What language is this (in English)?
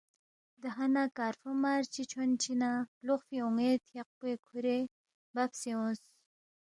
Balti